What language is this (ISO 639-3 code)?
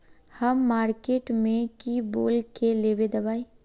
mag